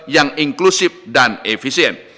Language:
Indonesian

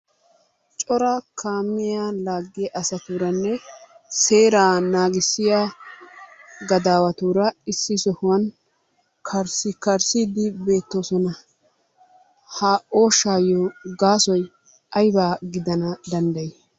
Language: Wolaytta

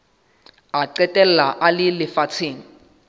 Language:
Southern Sotho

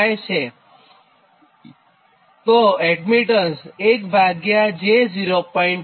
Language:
Gujarati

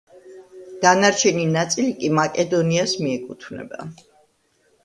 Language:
Georgian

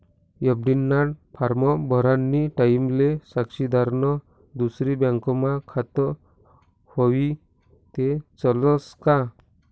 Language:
Marathi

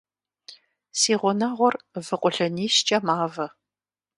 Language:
Kabardian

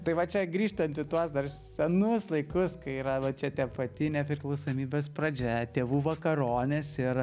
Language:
Lithuanian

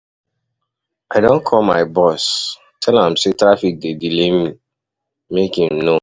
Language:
Nigerian Pidgin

